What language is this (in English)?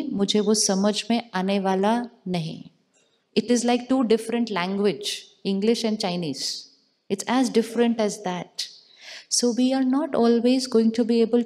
Hindi